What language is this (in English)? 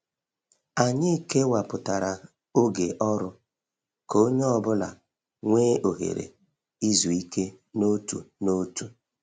Igbo